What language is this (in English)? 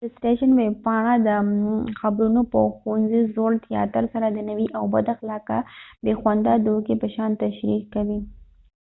Pashto